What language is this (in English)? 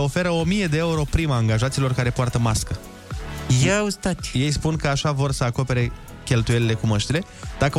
Romanian